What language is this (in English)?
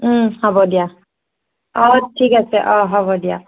Assamese